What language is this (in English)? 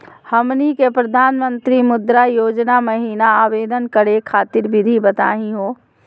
Magahi